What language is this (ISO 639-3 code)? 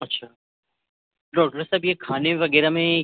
urd